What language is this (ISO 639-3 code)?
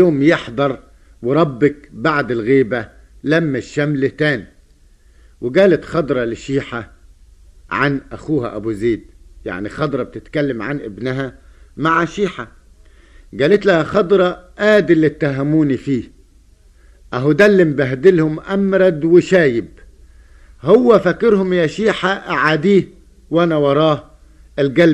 ara